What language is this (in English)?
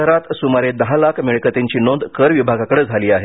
Marathi